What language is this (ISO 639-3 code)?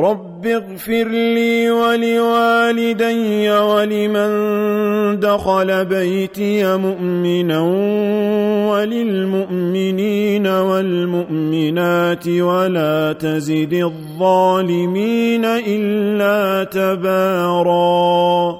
ara